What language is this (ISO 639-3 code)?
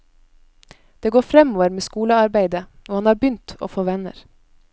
nor